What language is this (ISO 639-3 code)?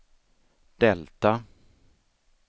swe